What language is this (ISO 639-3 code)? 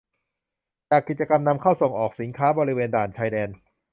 tha